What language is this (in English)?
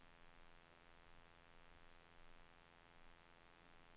Swedish